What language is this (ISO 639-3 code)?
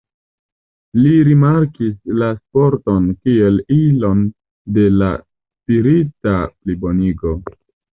epo